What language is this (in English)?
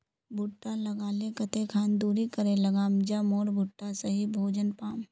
Magahi